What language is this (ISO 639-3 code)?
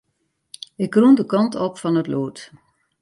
fry